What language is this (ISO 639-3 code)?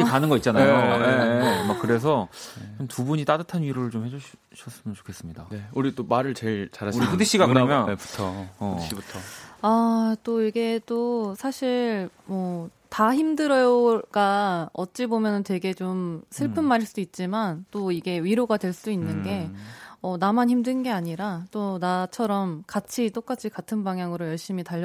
kor